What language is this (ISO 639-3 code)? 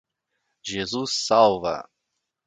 por